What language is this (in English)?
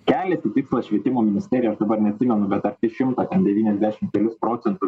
Lithuanian